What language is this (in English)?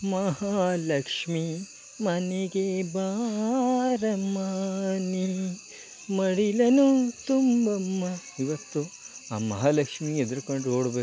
Kannada